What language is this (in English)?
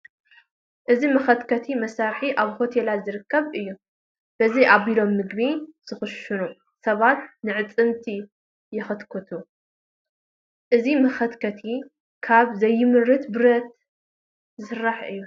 Tigrinya